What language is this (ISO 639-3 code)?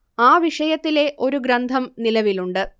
mal